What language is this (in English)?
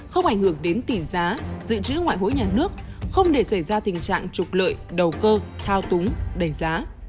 Vietnamese